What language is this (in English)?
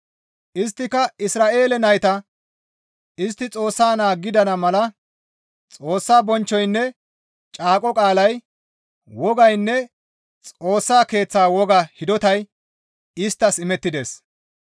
Gamo